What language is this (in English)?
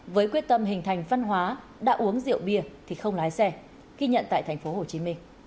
Vietnamese